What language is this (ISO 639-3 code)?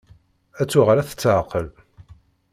kab